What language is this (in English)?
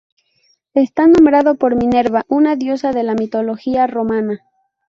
Spanish